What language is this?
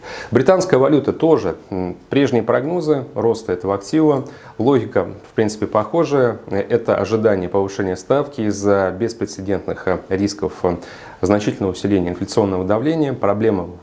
Russian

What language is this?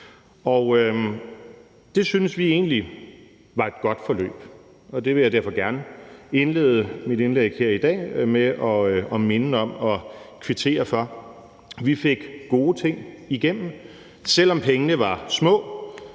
Danish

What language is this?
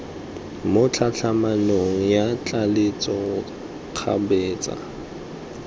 Tswana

